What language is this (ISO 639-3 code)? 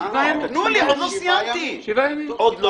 heb